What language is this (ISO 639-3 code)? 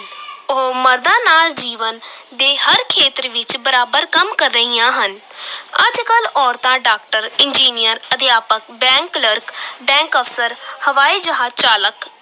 pan